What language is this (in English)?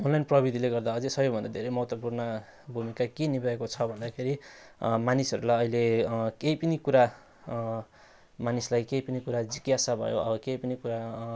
Nepali